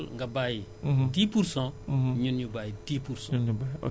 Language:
Wolof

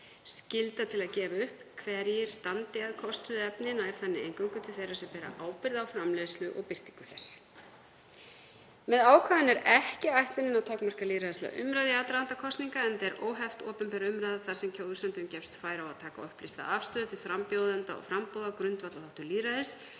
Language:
Icelandic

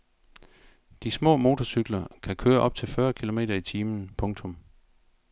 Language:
Danish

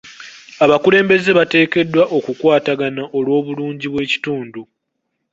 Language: Ganda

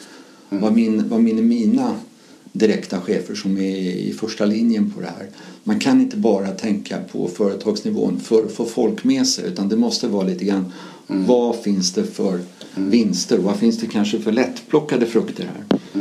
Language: Swedish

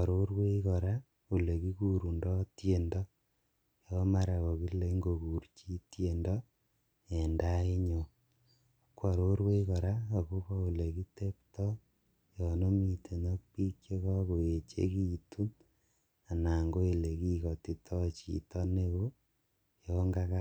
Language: Kalenjin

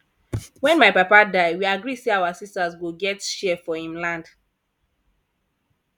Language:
Nigerian Pidgin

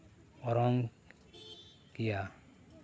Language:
Santali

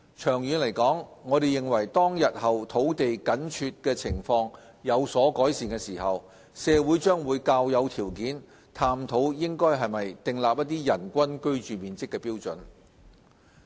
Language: Cantonese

